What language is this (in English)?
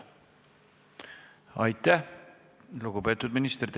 Estonian